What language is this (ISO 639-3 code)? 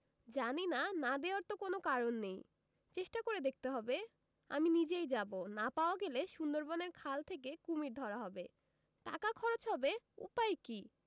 ben